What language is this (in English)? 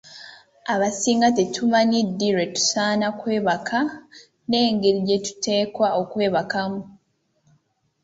Ganda